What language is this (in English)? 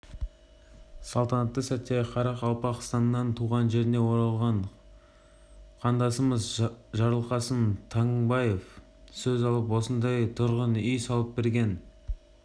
Kazakh